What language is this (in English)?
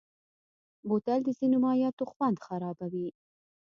Pashto